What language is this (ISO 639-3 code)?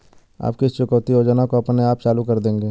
hin